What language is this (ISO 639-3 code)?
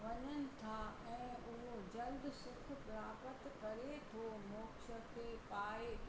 snd